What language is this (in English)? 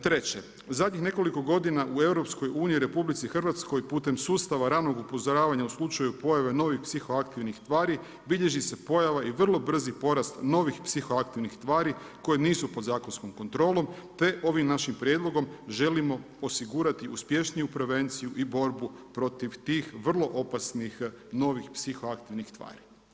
Croatian